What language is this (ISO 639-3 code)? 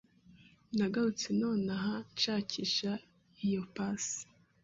kin